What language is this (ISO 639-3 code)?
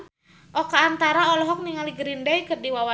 sun